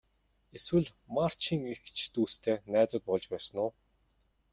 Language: Mongolian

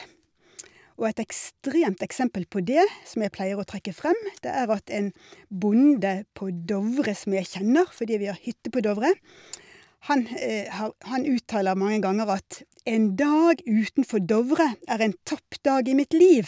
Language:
Norwegian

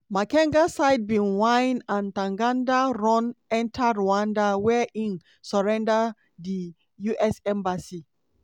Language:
Nigerian Pidgin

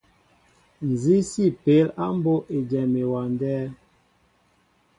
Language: Mbo (Cameroon)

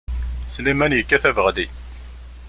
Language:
Kabyle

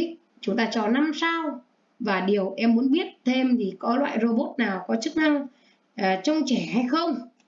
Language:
Vietnamese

